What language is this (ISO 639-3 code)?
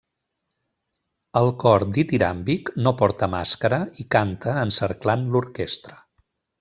cat